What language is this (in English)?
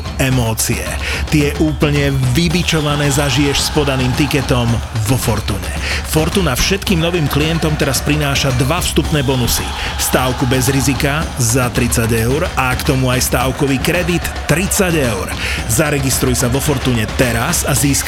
Slovak